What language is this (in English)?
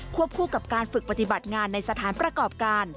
Thai